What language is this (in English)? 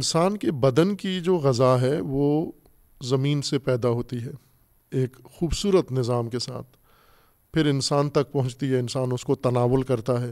Urdu